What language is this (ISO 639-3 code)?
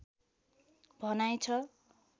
nep